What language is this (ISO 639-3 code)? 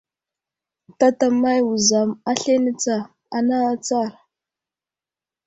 udl